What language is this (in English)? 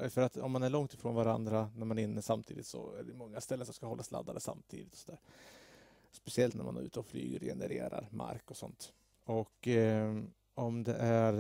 Swedish